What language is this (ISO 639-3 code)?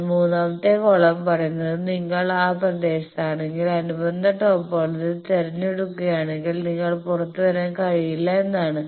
mal